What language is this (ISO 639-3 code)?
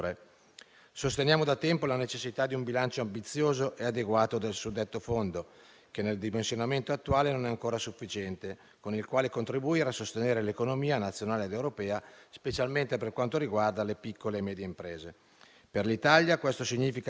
ita